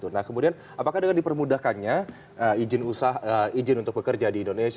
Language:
Indonesian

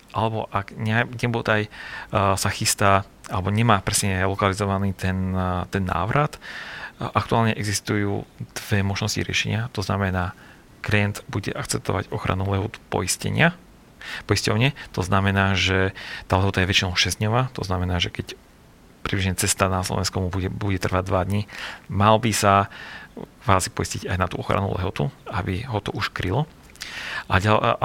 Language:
Slovak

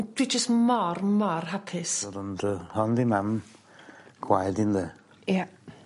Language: Welsh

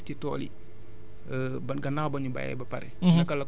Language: Wolof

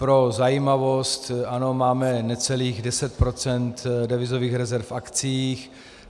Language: Czech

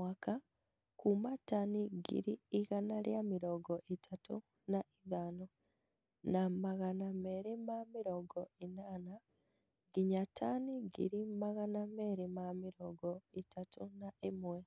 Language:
Kikuyu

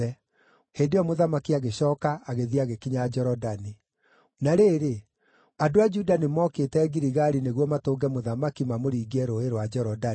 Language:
Kikuyu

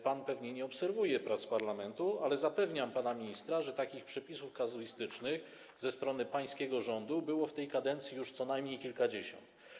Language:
Polish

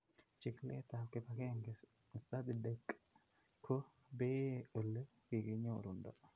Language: Kalenjin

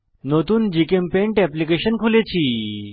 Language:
Bangla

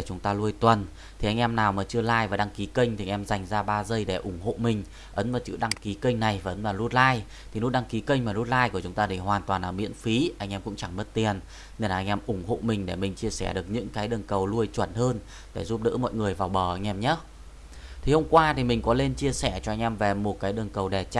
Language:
Vietnamese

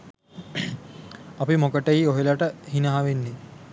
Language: Sinhala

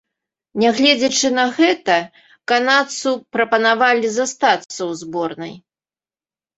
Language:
Belarusian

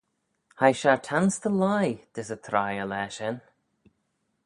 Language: Manx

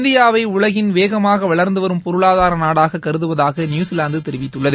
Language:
Tamil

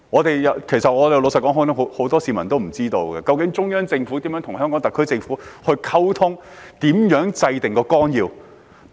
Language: Cantonese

